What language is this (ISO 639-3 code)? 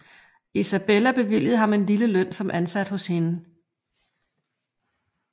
dan